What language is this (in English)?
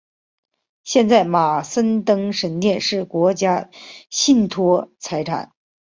Chinese